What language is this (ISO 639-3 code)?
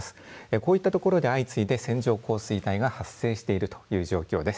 jpn